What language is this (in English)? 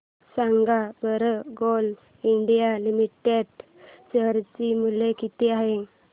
Marathi